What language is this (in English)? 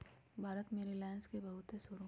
Magahi